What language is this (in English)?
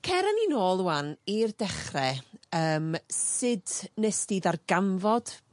Welsh